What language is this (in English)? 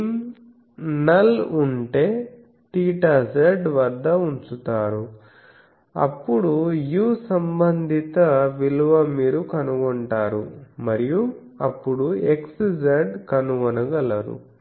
Telugu